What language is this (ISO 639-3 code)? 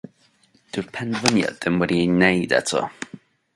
cym